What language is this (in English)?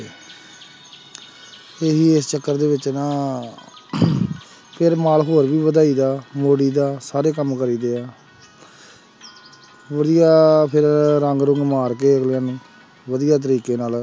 Punjabi